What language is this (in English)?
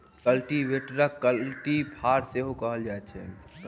Maithili